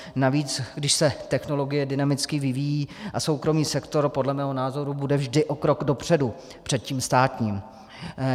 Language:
Czech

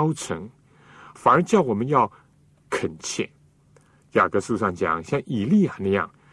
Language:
Chinese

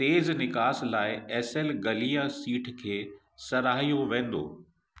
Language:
Sindhi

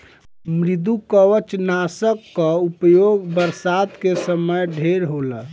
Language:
Bhojpuri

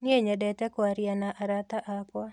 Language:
Kikuyu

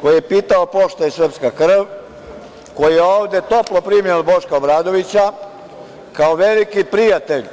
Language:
Serbian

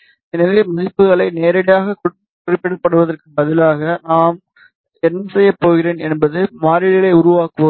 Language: Tamil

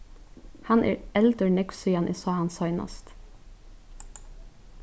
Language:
Faroese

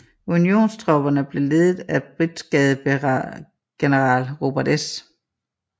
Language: Danish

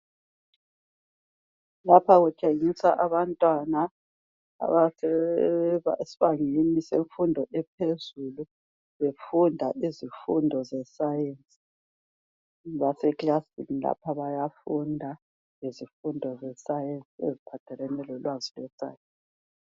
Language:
North Ndebele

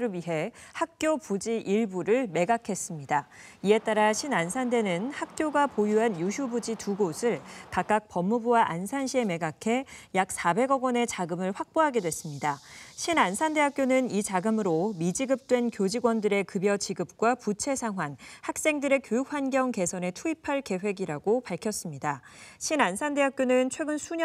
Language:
Korean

